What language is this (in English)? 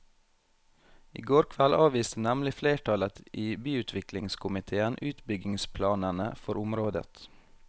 Norwegian